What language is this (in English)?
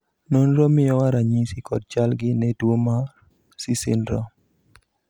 Luo (Kenya and Tanzania)